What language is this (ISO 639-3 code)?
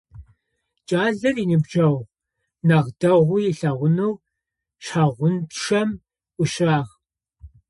ady